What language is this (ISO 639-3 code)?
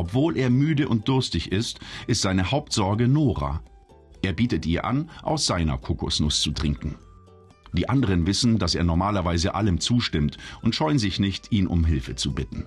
deu